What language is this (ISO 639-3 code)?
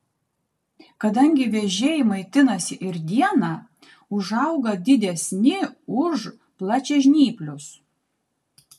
lit